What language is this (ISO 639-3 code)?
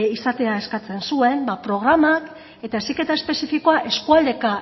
eus